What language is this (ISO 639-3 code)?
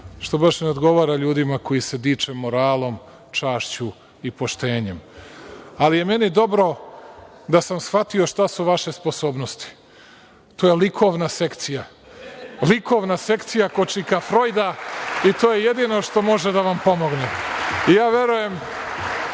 srp